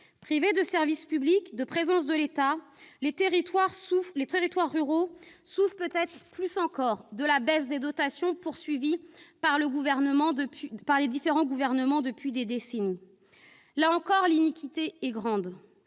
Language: French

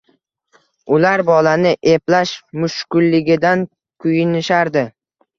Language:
Uzbek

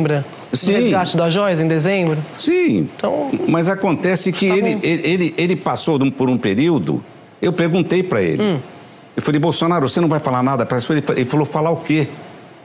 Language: Portuguese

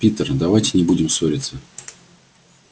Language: Russian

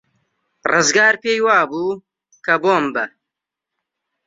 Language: Central Kurdish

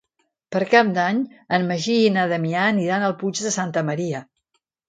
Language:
Catalan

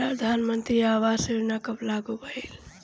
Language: Bhojpuri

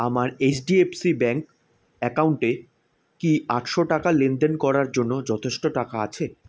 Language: Bangla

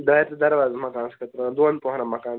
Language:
Kashmiri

